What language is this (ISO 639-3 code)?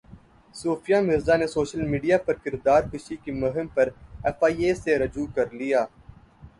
urd